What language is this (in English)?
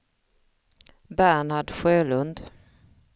Swedish